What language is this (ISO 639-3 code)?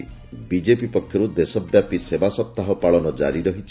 ori